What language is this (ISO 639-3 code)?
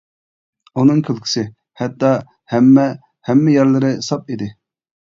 uig